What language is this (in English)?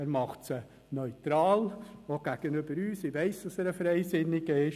Swiss German